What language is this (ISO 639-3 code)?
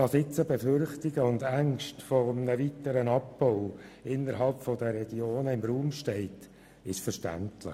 gsw